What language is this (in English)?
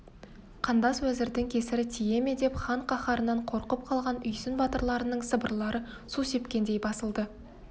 Kazakh